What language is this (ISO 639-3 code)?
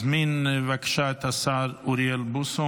heb